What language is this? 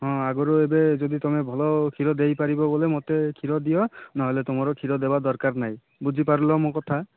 Odia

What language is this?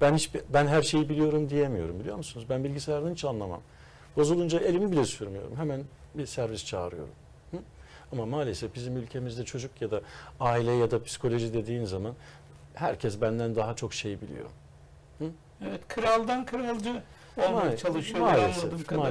Turkish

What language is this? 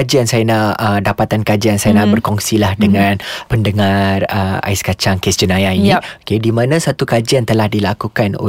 Malay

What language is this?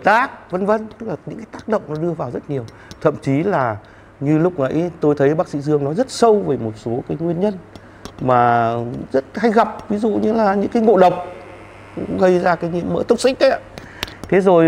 Vietnamese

